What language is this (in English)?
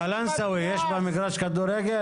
Hebrew